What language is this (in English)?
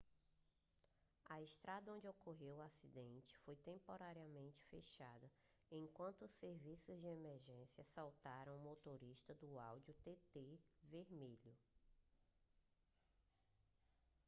Portuguese